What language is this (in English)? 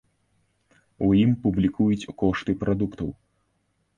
Belarusian